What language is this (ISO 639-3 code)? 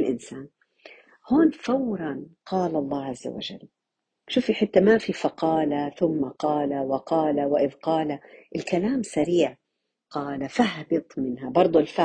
ara